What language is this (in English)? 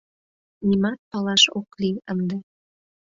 Mari